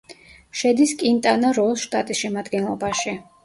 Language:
Georgian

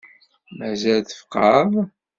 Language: Kabyle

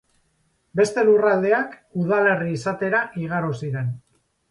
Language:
Basque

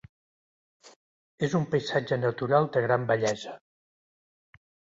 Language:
Catalan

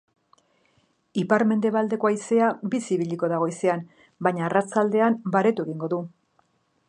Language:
Basque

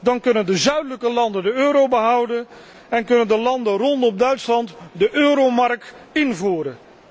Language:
Dutch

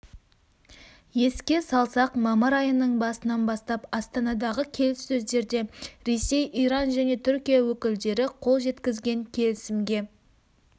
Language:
Kazakh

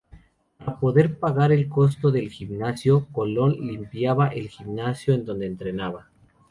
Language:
Spanish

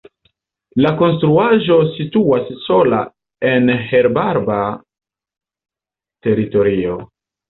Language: Esperanto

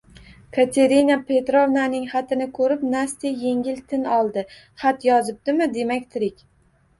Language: Uzbek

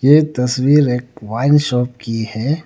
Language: Hindi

